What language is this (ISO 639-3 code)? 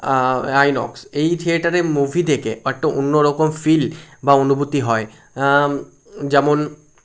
ben